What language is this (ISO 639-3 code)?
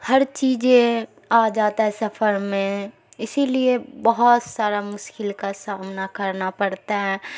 urd